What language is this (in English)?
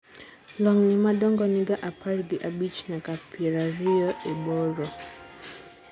Luo (Kenya and Tanzania)